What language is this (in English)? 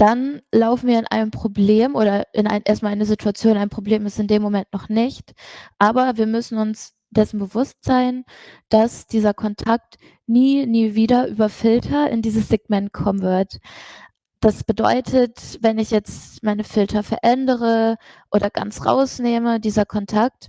German